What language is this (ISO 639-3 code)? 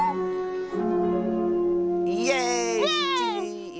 jpn